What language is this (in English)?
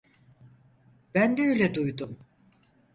Turkish